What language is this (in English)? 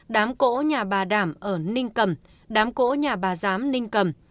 Vietnamese